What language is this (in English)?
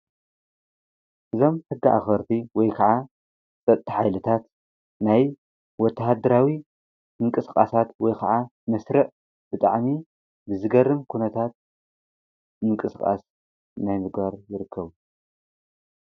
Tigrinya